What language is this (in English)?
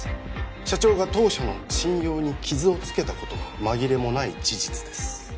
Japanese